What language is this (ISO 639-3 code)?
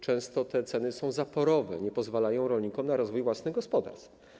pol